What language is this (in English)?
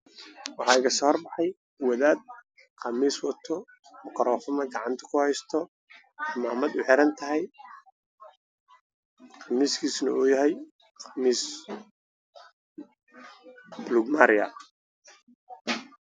Somali